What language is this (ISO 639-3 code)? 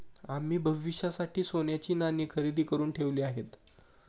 mar